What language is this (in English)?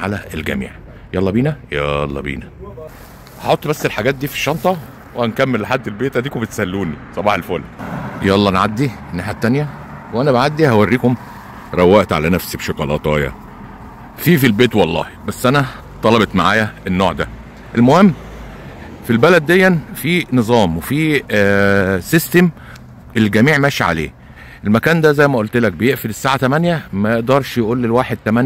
Arabic